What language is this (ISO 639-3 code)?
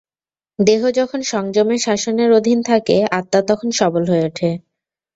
ben